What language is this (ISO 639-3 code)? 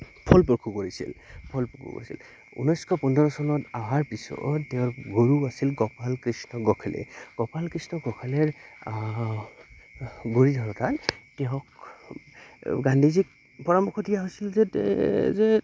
asm